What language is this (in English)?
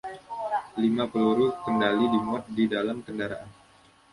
Indonesian